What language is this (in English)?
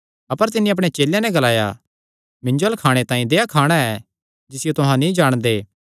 Kangri